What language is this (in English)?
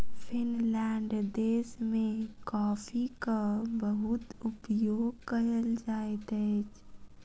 Maithili